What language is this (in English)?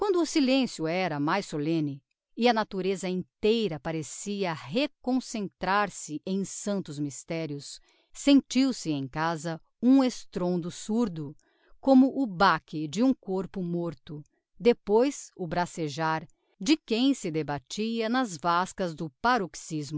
Portuguese